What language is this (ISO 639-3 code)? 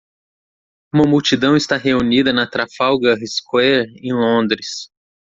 por